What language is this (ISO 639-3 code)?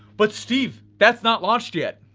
eng